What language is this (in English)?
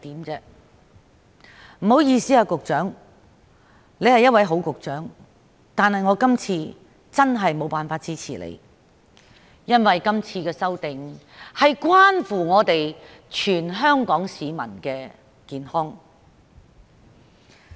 Cantonese